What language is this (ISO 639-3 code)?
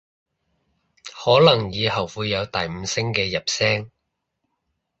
yue